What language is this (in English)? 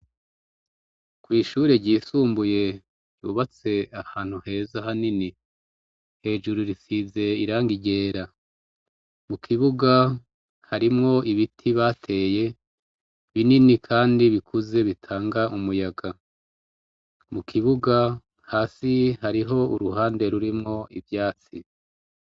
Rundi